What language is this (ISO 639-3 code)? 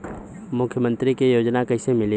bho